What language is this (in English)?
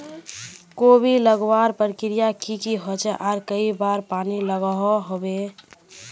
Magahi